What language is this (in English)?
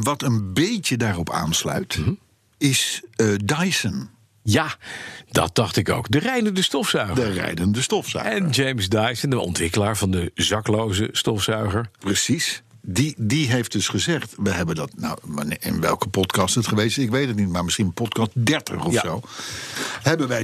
Dutch